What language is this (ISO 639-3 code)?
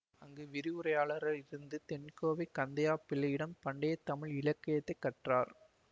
tam